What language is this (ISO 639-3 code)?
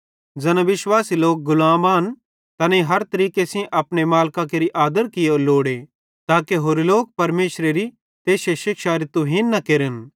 bhd